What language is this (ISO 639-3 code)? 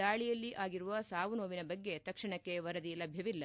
kan